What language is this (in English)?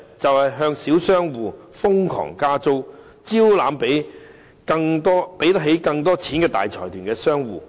Cantonese